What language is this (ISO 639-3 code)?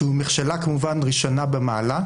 heb